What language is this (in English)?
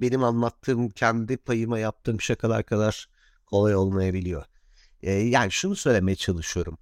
Turkish